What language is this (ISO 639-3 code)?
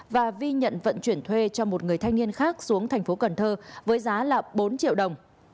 vie